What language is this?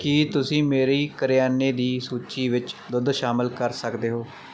Punjabi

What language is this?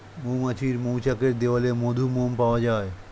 Bangla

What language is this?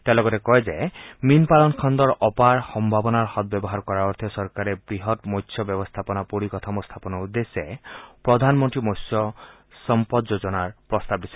Assamese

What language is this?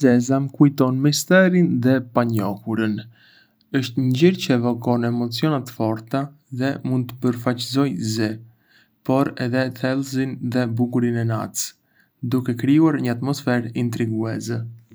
Arbëreshë Albanian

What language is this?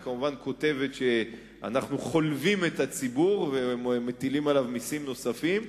Hebrew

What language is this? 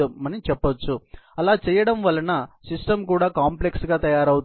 Telugu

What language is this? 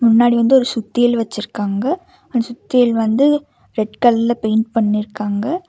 Tamil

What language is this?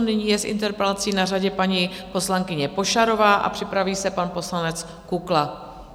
Czech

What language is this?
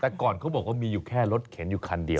Thai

